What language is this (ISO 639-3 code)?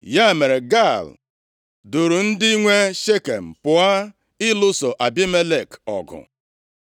ibo